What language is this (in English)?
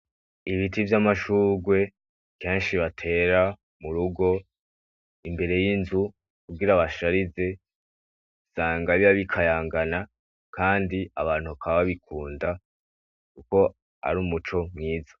Rundi